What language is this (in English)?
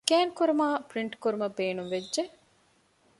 Divehi